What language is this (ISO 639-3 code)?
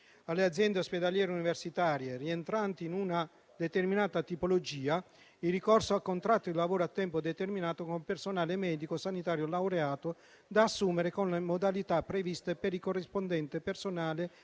ita